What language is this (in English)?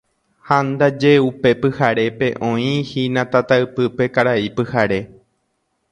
Guarani